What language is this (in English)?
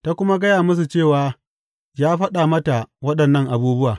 Hausa